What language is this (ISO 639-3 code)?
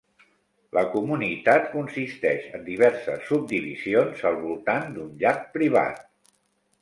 cat